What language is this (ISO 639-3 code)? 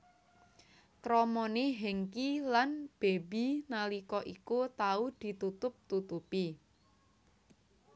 jav